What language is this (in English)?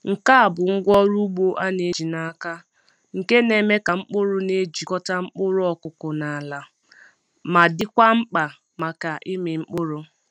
Igbo